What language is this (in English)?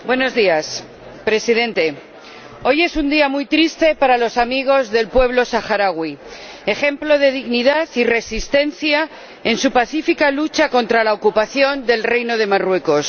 Spanish